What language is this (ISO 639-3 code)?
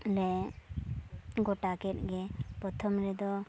sat